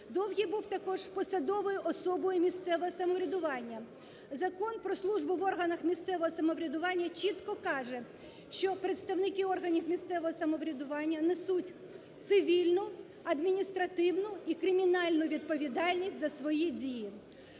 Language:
Ukrainian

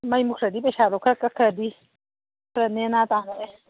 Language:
Manipuri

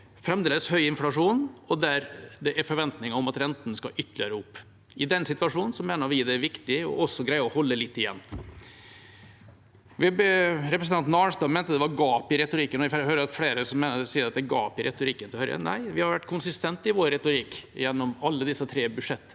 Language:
Norwegian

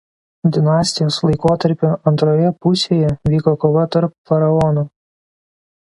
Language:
Lithuanian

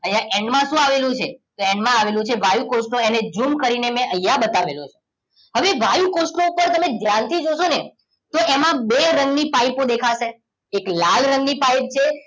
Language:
Gujarati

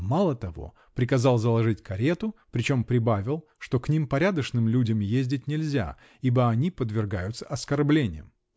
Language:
Russian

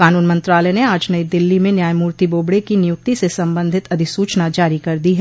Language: Hindi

